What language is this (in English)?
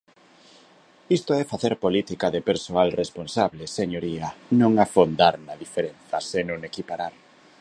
Galician